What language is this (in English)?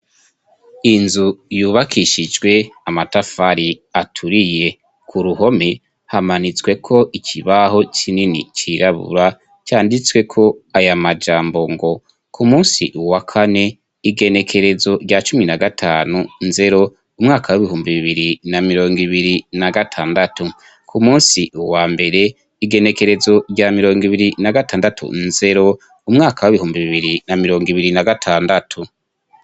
Rundi